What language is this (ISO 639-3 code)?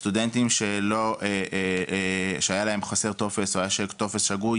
heb